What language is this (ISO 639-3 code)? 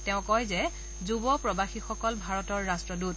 asm